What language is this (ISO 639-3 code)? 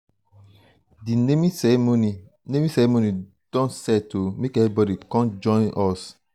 pcm